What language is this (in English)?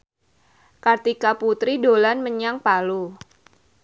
Javanese